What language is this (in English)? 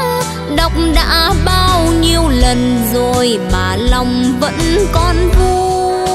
Vietnamese